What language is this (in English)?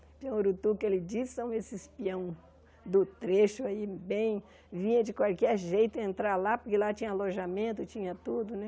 Portuguese